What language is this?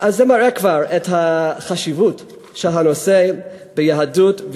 Hebrew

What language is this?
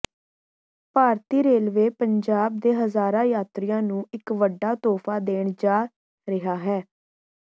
Punjabi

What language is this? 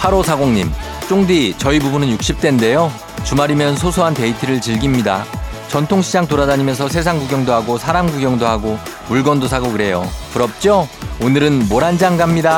Korean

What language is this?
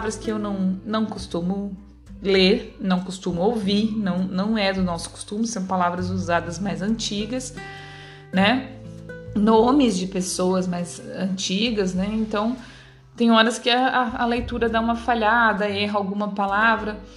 Portuguese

